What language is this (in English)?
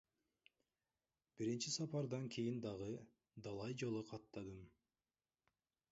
Kyrgyz